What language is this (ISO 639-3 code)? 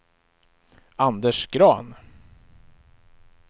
swe